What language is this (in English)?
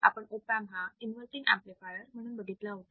Marathi